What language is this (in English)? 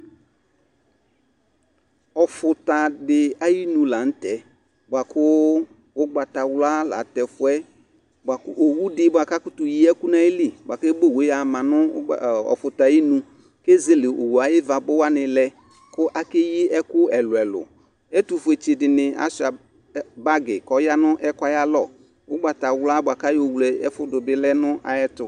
Ikposo